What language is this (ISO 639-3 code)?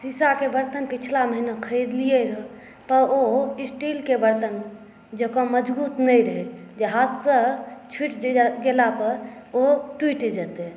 mai